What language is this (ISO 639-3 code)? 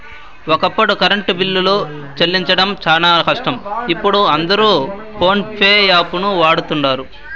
tel